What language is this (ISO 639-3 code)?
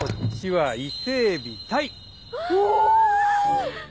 jpn